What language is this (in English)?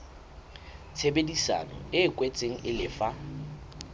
Southern Sotho